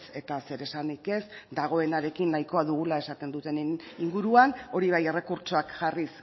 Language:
Basque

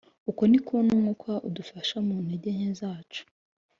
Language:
Kinyarwanda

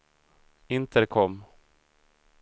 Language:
Swedish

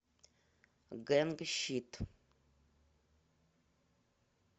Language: Russian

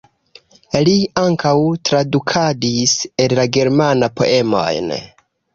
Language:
Esperanto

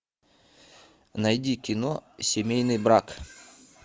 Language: Russian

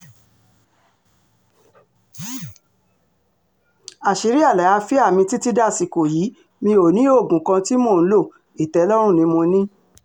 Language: Yoruba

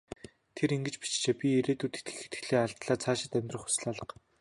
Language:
Mongolian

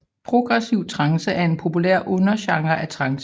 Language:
Danish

